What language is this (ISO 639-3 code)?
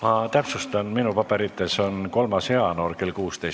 est